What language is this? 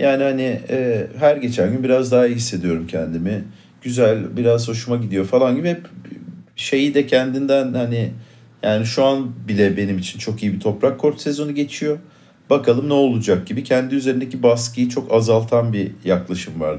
Turkish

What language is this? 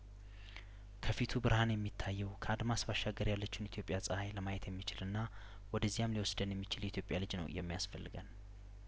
Amharic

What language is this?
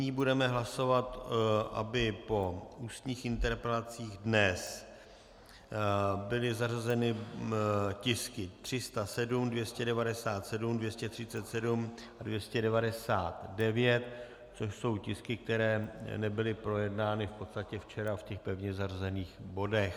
Czech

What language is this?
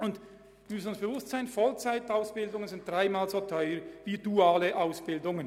Swiss German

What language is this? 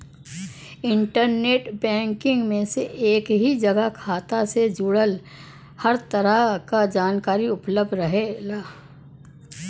Bhojpuri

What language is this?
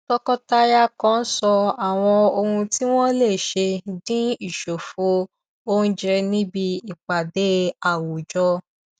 Yoruba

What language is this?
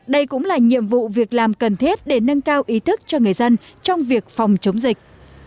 Vietnamese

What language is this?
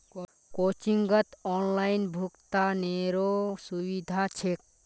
Magahi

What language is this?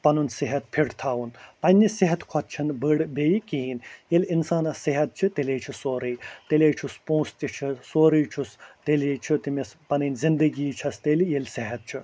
Kashmiri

